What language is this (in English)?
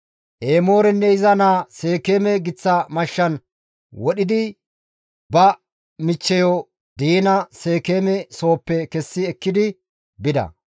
Gamo